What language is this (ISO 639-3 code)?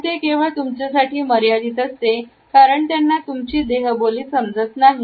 mar